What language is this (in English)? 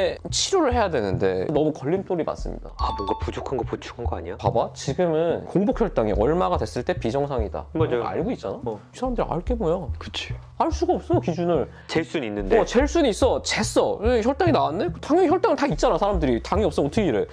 Korean